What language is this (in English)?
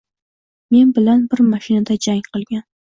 Uzbek